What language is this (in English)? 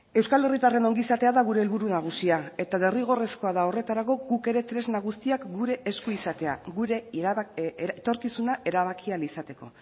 Basque